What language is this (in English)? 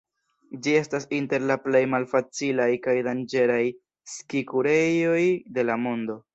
Esperanto